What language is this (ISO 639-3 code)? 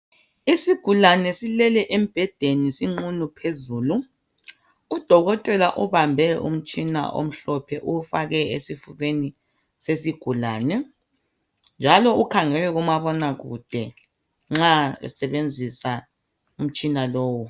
nde